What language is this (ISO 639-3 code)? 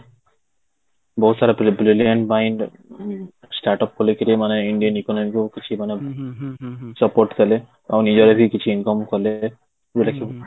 ori